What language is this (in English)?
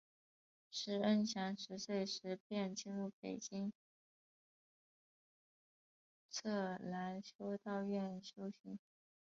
Chinese